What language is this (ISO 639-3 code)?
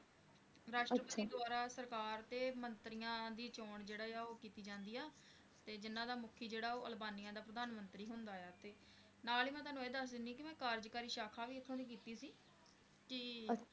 pan